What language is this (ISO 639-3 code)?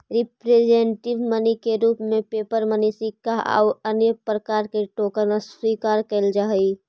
mag